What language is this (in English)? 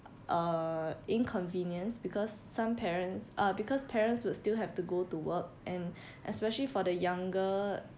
English